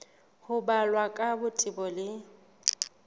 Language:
Southern Sotho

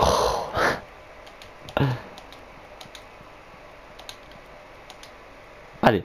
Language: French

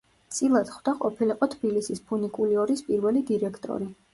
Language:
Georgian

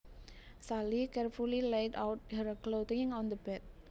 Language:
Javanese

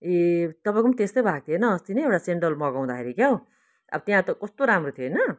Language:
Nepali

